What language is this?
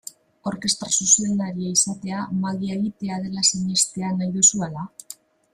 Basque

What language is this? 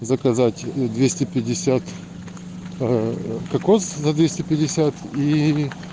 Russian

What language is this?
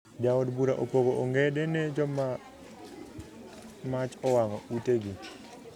Luo (Kenya and Tanzania)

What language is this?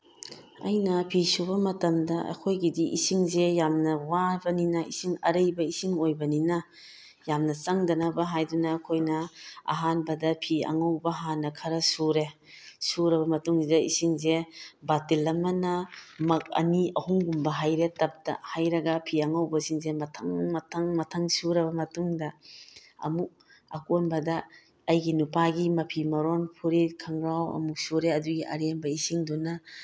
Manipuri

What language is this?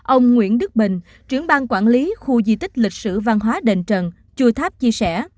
Vietnamese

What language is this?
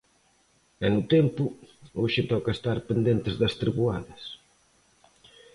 Galician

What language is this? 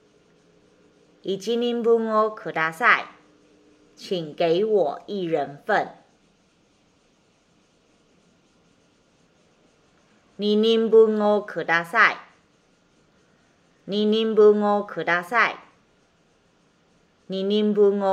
Japanese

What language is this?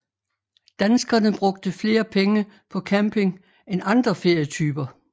Danish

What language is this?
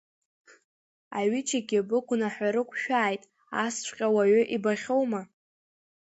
Abkhazian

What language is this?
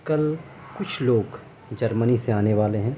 Urdu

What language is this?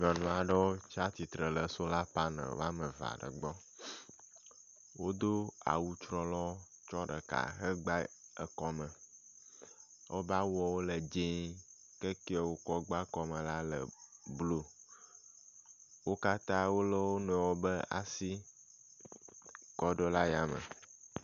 Ewe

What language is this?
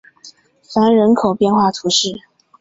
Chinese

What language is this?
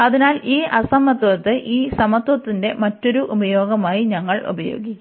Malayalam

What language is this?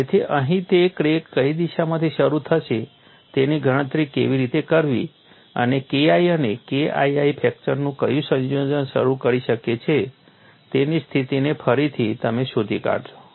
Gujarati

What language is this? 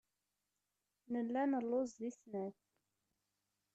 Kabyle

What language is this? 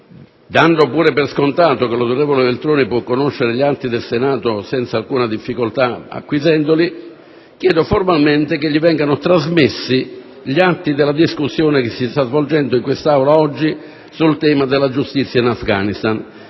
Italian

